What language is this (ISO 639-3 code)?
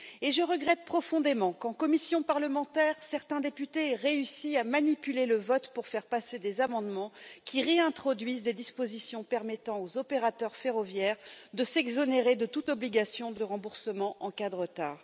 fra